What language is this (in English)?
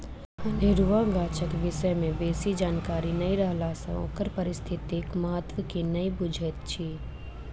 Maithili